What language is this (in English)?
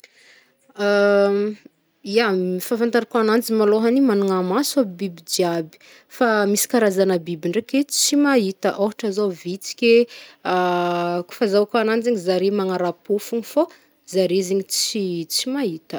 Northern Betsimisaraka Malagasy